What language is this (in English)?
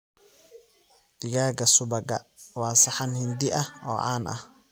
Somali